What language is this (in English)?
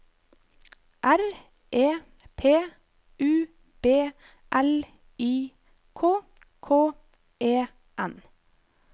Norwegian